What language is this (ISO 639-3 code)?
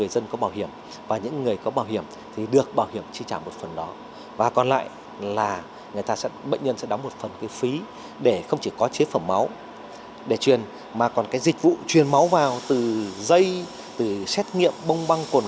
vie